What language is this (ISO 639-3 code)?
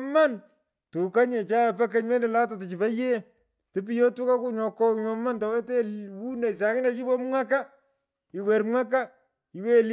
pko